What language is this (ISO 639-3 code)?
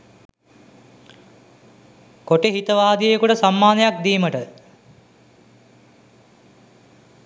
sin